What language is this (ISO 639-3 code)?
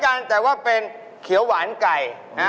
tha